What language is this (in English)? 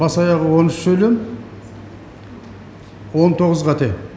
Kazakh